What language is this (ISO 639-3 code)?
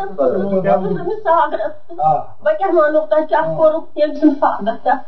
urd